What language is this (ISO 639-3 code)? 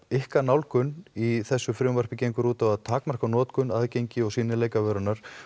isl